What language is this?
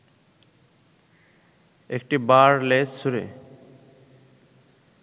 Bangla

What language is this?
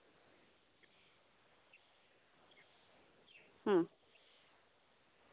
Santali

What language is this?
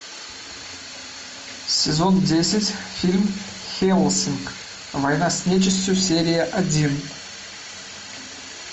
Russian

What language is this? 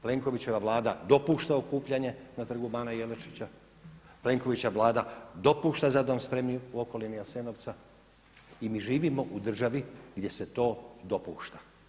Croatian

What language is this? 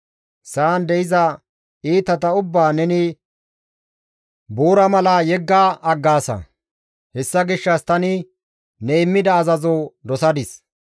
Gamo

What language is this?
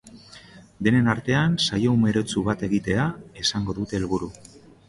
Basque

